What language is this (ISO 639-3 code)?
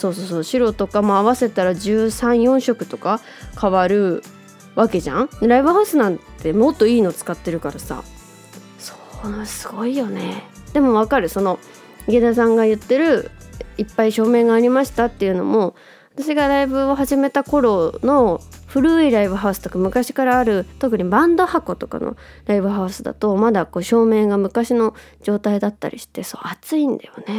jpn